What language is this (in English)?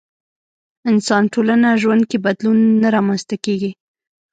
Pashto